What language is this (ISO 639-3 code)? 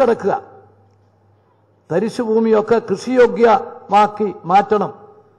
hin